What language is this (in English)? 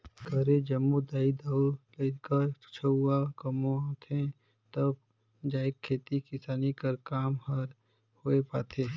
Chhattisgarhi